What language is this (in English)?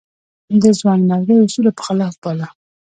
Pashto